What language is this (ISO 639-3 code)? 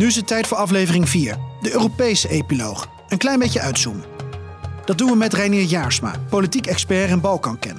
nld